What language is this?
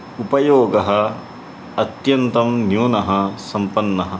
Sanskrit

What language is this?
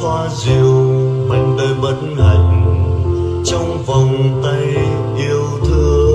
Vietnamese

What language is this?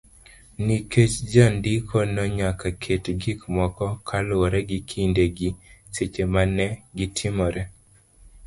Luo (Kenya and Tanzania)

